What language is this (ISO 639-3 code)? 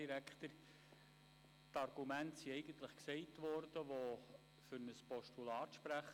gsw